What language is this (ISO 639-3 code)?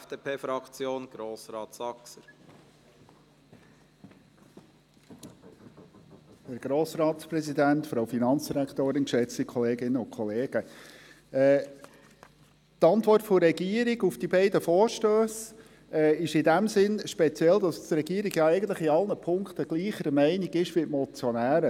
gsw